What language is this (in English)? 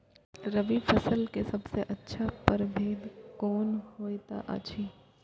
Maithili